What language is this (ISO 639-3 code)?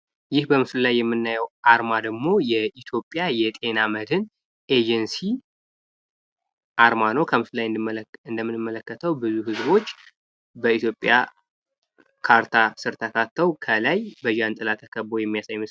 amh